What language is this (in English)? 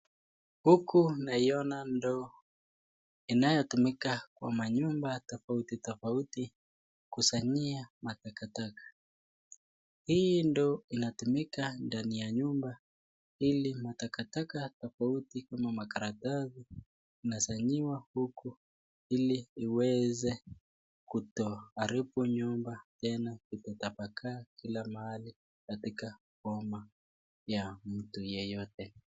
Swahili